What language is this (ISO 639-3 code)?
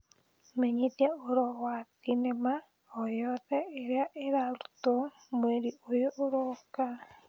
kik